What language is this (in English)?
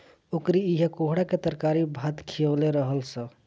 Bhojpuri